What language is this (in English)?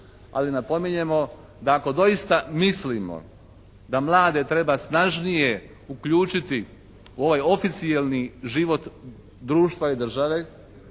Croatian